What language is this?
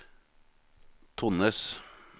Norwegian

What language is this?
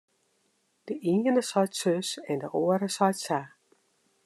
Western Frisian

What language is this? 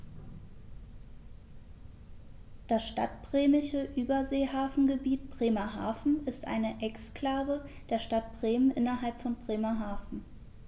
German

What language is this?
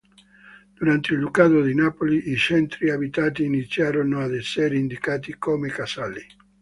Italian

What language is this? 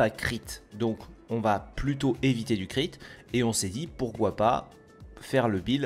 French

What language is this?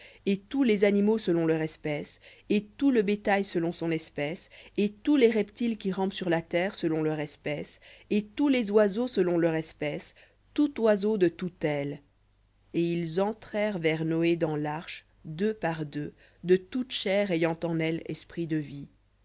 French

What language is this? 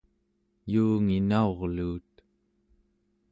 Central Yupik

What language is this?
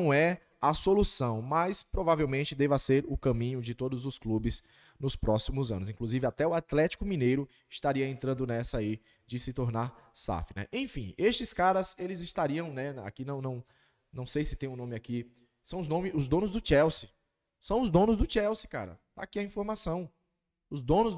Portuguese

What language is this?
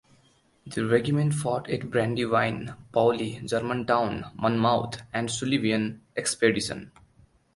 English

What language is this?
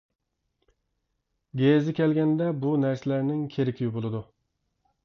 Uyghur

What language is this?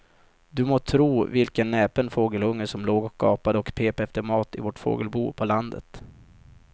Swedish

